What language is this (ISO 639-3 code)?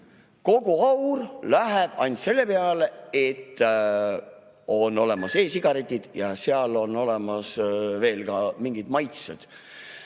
est